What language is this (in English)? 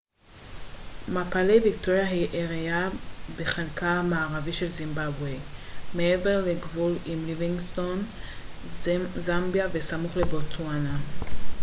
Hebrew